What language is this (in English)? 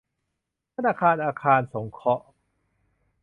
Thai